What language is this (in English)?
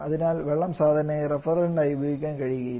Malayalam